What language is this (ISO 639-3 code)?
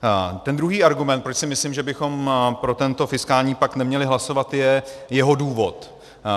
ces